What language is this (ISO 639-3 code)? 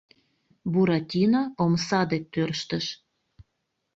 chm